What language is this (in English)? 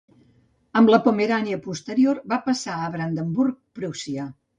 Catalan